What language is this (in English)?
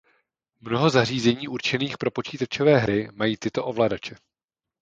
Czech